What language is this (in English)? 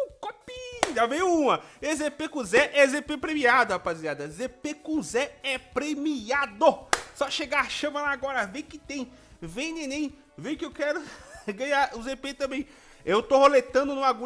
Portuguese